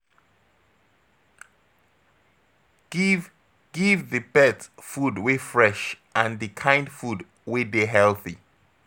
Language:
Nigerian Pidgin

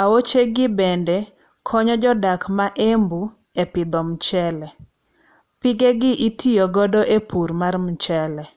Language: Luo (Kenya and Tanzania)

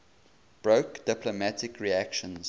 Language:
English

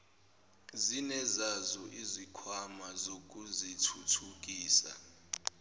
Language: Zulu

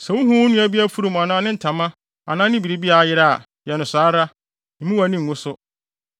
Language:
Akan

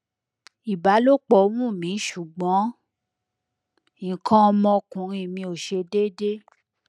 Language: Yoruba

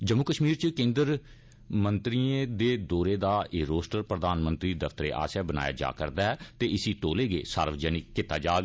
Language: Dogri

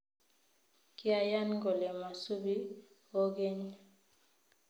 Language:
Kalenjin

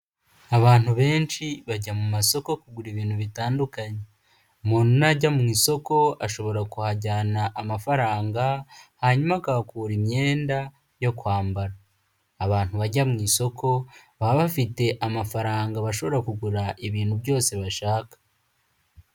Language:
Kinyarwanda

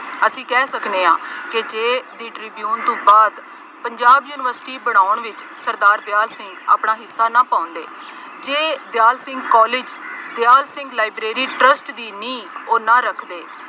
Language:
Punjabi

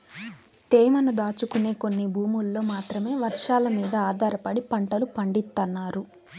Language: Telugu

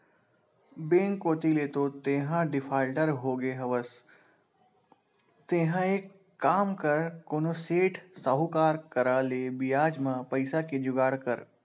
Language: Chhattisgarhi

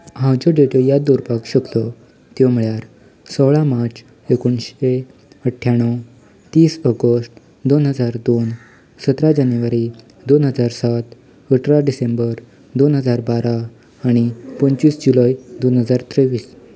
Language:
Konkani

